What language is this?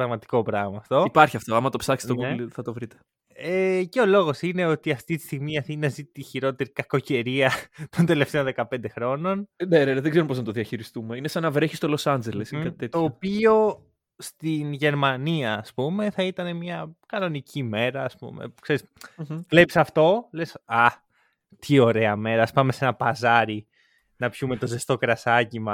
Greek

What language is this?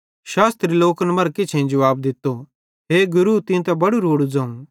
Bhadrawahi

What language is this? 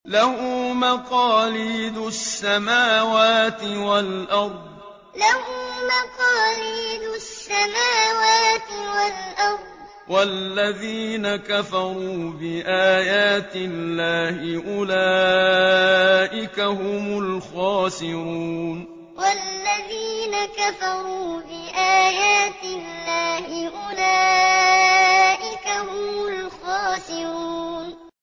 Arabic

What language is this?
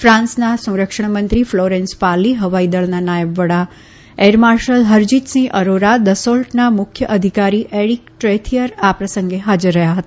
Gujarati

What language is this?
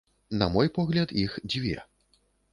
Belarusian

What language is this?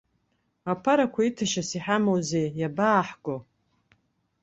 Abkhazian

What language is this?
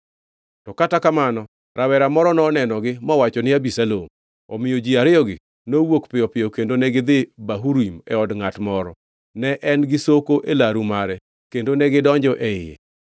Luo (Kenya and Tanzania)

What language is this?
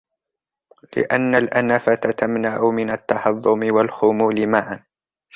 Arabic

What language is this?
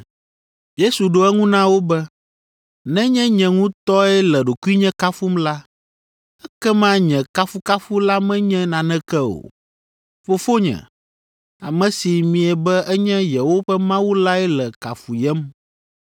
Ewe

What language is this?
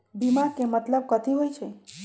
Magahi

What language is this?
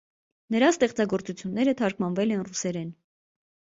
Armenian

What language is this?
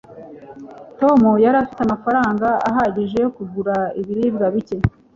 Kinyarwanda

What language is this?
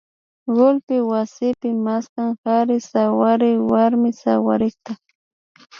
Imbabura Highland Quichua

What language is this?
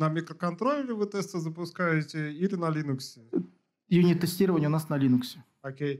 Russian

